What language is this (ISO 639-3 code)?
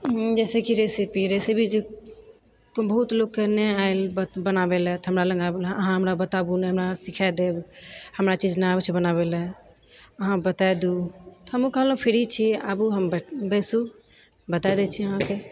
mai